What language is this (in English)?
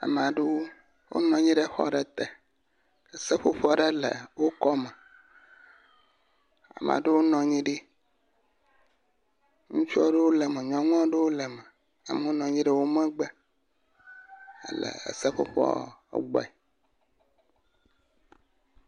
Ewe